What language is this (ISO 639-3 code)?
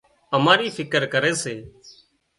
kxp